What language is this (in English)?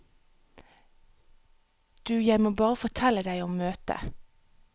Norwegian